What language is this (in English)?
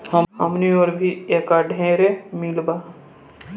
Bhojpuri